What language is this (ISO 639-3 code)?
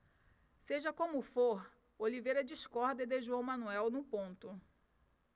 por